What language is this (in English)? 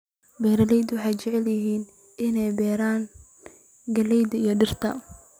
Somali